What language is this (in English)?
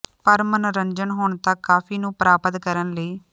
Punjabi